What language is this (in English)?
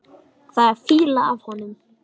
Icelandic